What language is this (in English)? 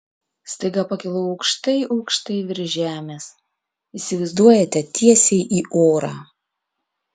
Lithuanian